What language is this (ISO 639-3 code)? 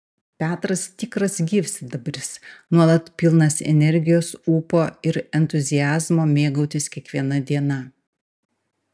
lit